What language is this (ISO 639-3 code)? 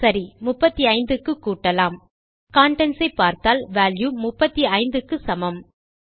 tam